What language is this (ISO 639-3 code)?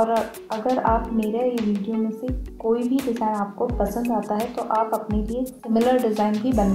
nld